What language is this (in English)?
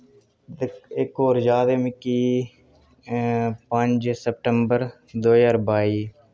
Dogri